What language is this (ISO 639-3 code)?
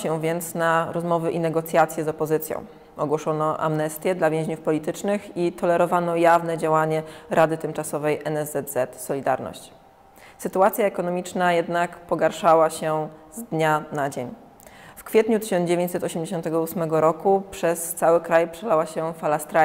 pol